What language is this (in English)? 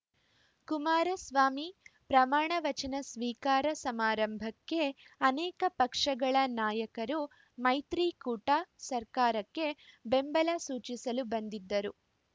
Kannada